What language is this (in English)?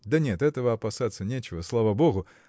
Russian